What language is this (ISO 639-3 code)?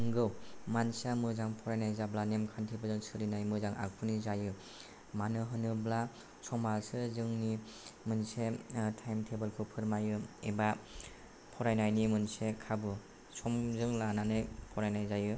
brx